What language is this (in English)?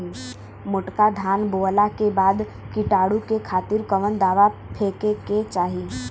Bhojpuri